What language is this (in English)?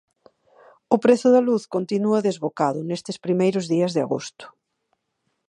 Galician